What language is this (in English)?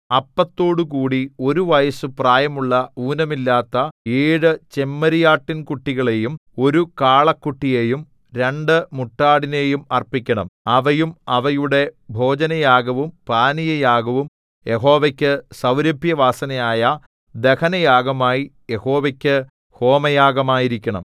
Malayalam